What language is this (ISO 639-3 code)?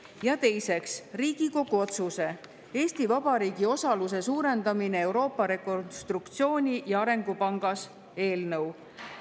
est